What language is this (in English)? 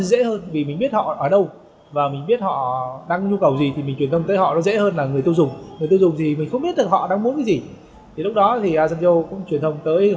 Vietnamese